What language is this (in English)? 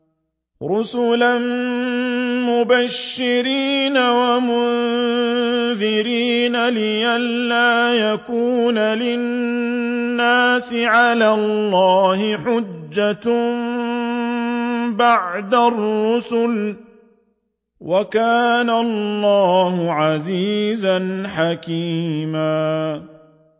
Arabic